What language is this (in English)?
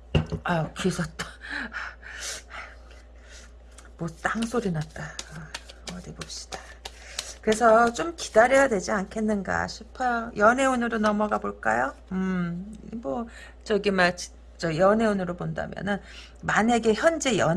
Korean